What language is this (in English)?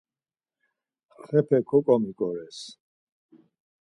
Laz